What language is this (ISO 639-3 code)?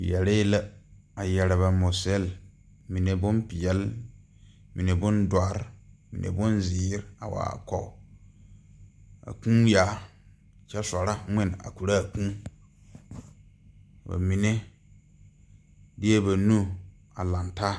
dga